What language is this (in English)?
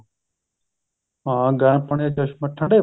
Punjabi